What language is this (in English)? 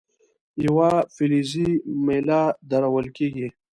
Pashto